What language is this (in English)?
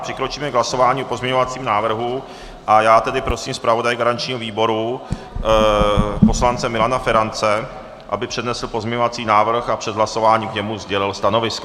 Czech